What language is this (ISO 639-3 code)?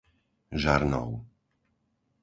slk